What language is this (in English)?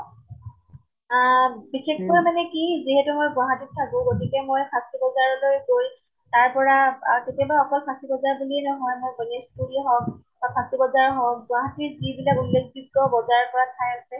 Assamese